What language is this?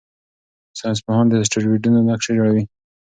Pashto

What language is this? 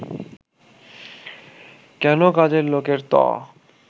Bangla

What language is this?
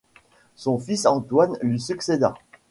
French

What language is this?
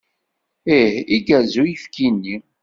Kabyle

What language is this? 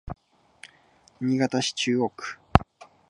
Japanese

